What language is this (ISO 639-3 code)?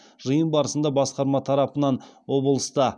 kaz